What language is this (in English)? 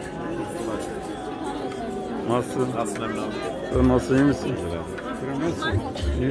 Turkish